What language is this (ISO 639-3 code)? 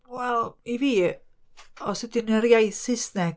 cym